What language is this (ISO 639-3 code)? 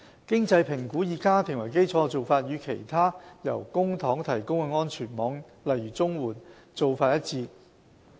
yue